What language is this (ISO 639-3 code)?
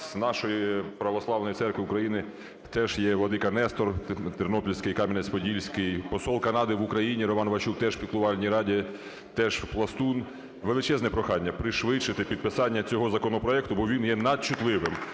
ukr